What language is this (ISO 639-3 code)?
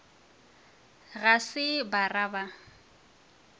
nso